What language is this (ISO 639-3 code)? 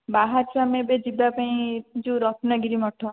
ori